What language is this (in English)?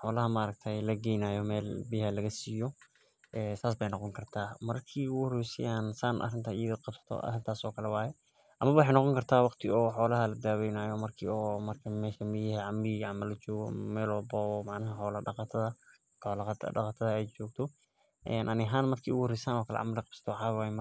Somali